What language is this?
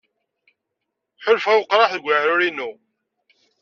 Kabyle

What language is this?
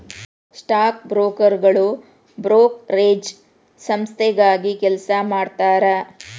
Kannada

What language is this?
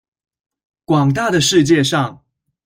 Chinese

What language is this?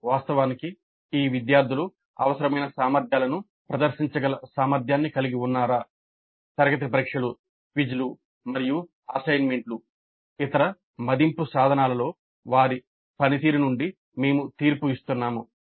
Telugu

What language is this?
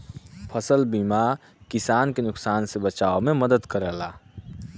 Bhojpuri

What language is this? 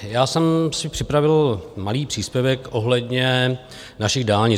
Czech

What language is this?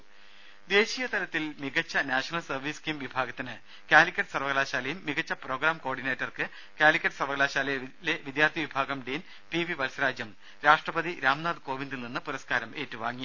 Malayalam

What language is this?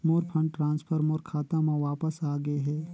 Chhattisgarhi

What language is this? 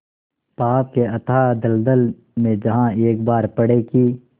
Hindi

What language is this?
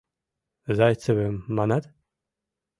Mari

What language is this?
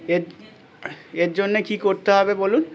Bangla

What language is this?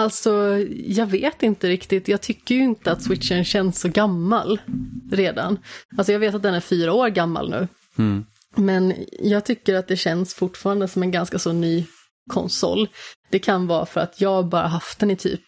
Swedish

